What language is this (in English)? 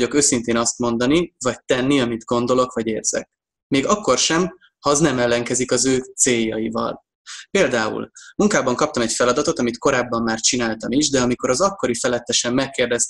Hungarian